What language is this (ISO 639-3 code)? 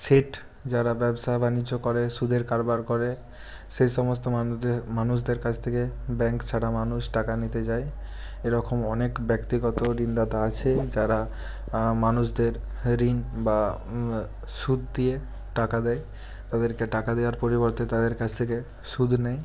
ben